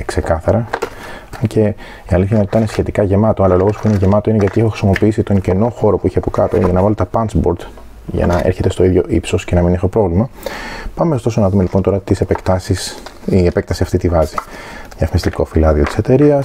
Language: Greek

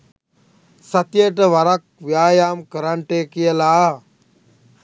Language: Sinhala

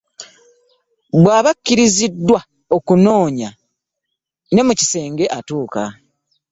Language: Ganda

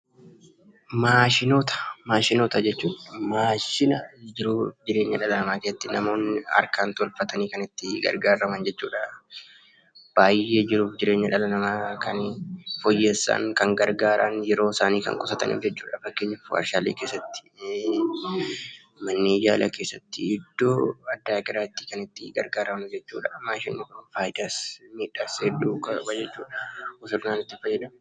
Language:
Oromo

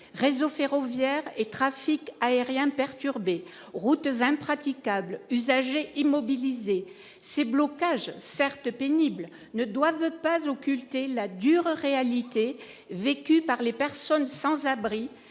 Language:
French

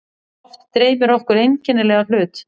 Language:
Icelandic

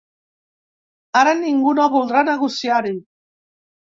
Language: Catalan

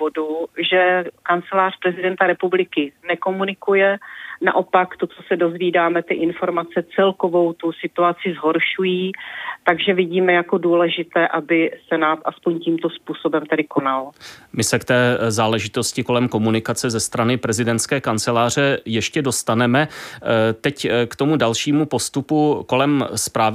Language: Czech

